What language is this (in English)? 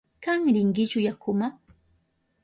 Southern Pastaza Quechua